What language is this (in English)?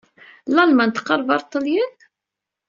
Kabyle